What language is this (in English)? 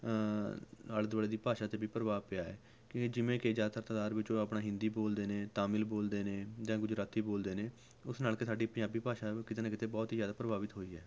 Punjabi